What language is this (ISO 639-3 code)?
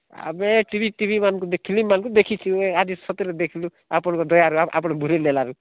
ori